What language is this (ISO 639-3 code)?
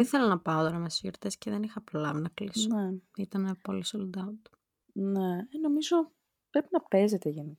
ell